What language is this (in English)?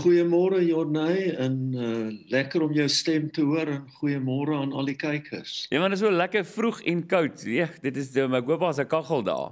Dutch